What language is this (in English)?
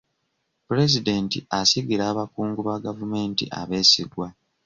Ganda